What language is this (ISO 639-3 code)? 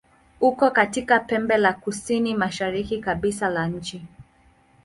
swa